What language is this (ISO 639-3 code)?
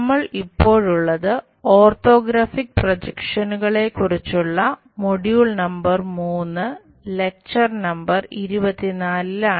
mal